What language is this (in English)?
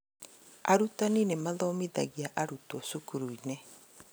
Kikuyu